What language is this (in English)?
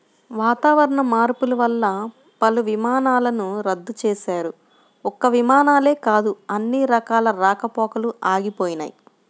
Telugu